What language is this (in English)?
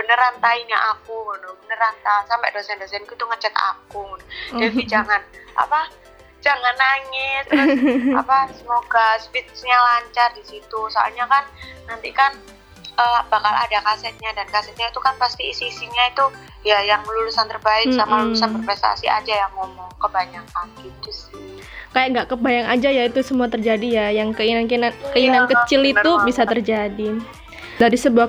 Indonesian